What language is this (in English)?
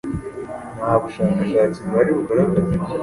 Kinyarwanda